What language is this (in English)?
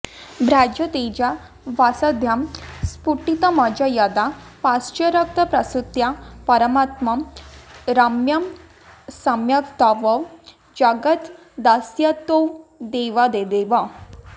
Sanskrit